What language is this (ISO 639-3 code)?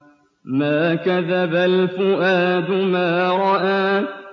ara